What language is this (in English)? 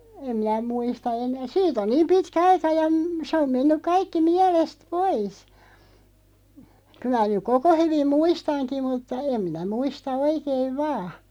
Finnish